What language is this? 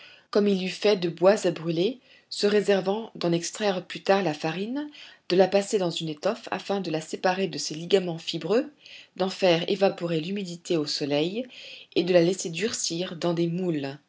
French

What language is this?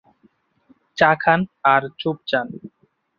Bangla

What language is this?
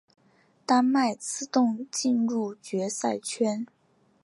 Chinese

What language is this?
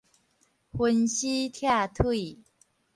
Min Nan Chinese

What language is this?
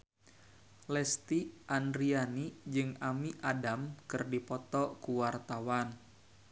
Sundanese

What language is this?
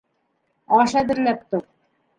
Bashkir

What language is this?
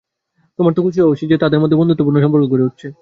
Bangla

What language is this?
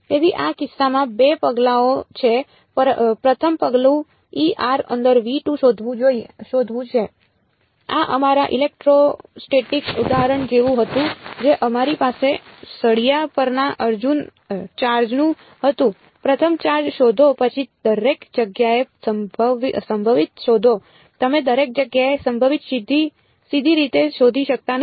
Gujarati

